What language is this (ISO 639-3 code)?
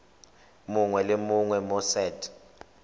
tsn